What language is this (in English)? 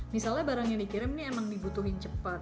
Indonesian